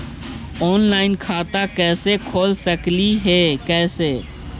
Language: Magahi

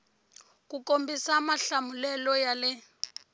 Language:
Tsonga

